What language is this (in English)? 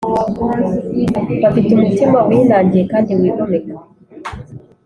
Kinyarwanda